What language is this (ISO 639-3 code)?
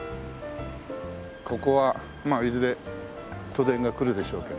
jpn